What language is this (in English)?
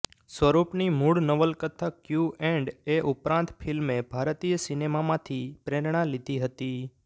Gujarati